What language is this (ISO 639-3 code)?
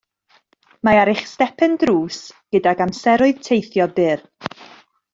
cym